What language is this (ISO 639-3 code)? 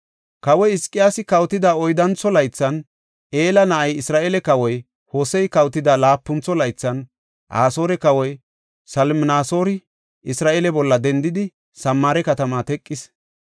gof